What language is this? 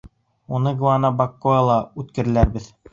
Bashkir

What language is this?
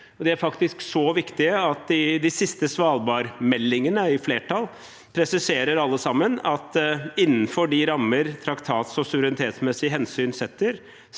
Norwegian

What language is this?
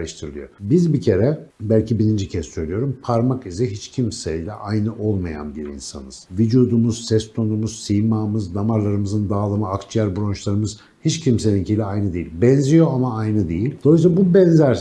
Turkish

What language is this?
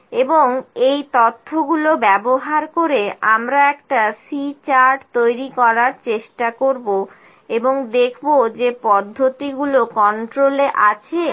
Bangla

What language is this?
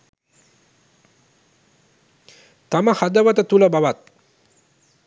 Sinhala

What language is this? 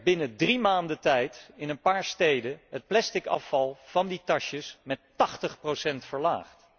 Dutch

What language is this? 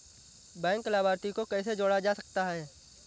Hindi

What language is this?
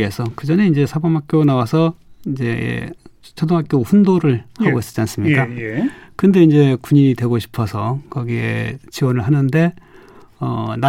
Korean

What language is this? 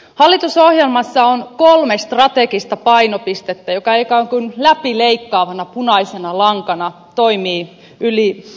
Finnish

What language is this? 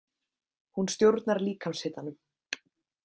Icelandic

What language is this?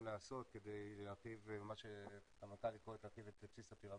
Hebrew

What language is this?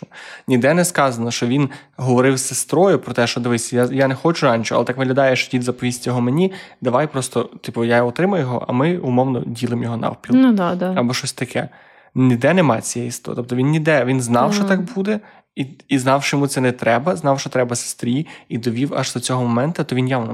Ukrainian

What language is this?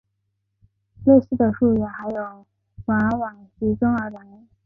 Chinese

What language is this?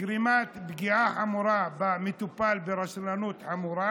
Hebrew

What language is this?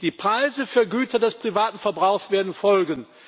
German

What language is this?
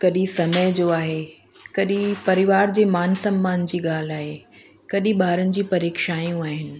Sindhi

